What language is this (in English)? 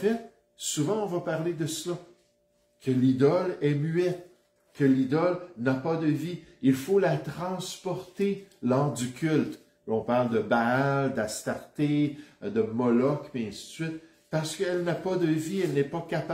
French